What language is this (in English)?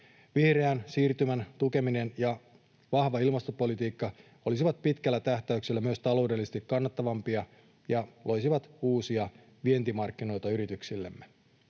Finnish